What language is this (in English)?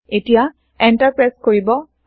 Assamese